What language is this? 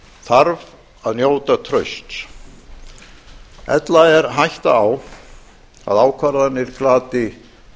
Icelandic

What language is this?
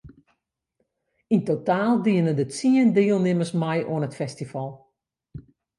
Western Frisian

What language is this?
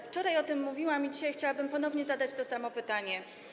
Polish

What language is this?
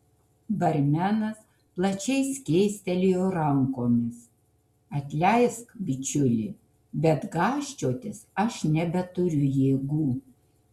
Lithuanian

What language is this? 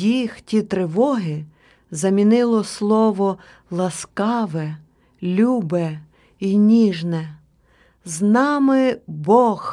Ukrainian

